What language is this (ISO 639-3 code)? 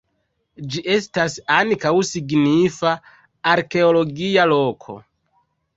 epo